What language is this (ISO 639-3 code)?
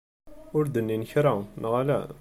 kab